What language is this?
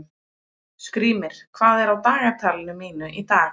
Icelandic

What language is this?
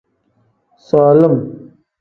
Tem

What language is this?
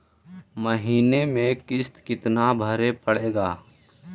Magahi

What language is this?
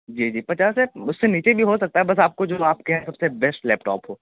Urdu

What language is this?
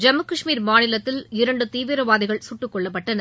Tamil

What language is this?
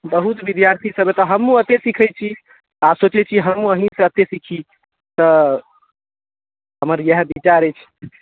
Maithili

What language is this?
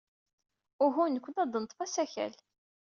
Kabyle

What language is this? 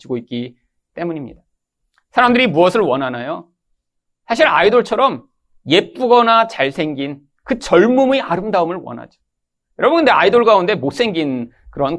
Korean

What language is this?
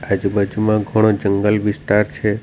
Gujarati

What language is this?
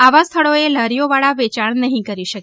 Gujarati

